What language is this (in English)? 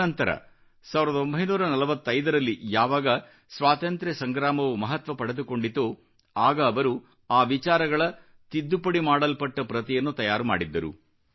Kannada